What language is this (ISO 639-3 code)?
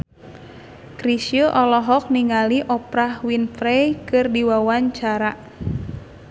sun